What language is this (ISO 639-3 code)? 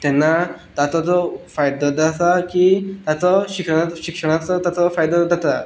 kok